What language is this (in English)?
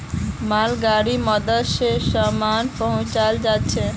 Magahi